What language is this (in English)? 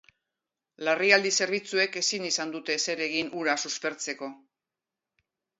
Basque